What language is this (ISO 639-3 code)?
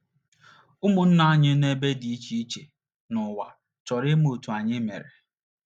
ibo